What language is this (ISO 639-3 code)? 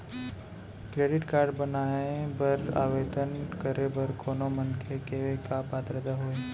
hne